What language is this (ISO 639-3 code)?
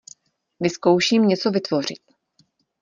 ces